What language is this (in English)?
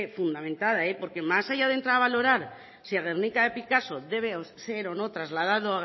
Spanish